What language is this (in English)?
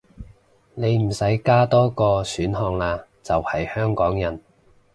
Cantonese